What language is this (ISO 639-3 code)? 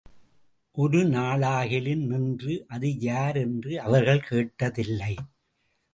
tam